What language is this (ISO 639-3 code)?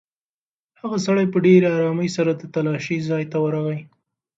pus